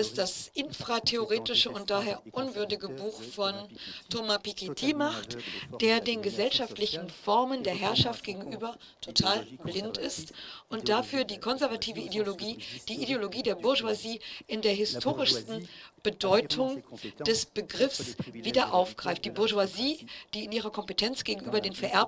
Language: German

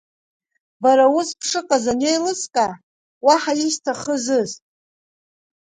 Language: Abkhazian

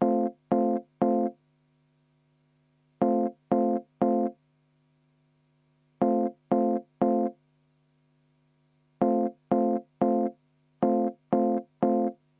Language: Estonian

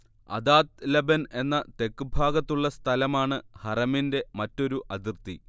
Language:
Malayalam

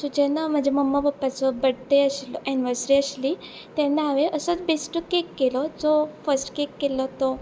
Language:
Konkani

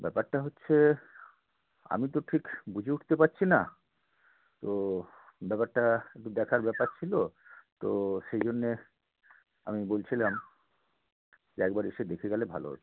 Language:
Bangla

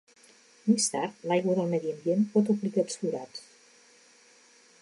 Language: Catalan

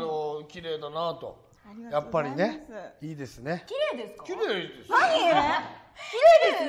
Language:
Japanese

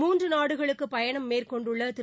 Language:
Tamil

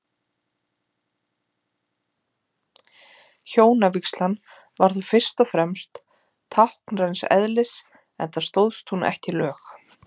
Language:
Icelandic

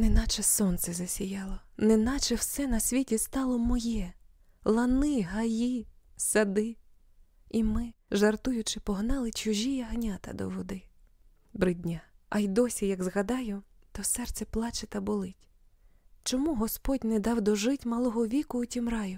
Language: Ukrainian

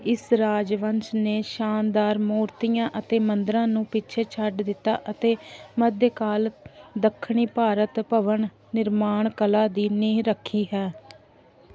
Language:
Punjabi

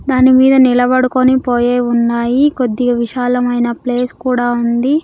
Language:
Telugu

